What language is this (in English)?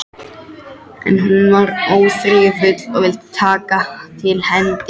Icelandic